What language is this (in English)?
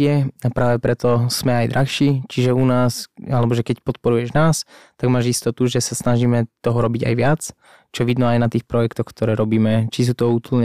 Slovak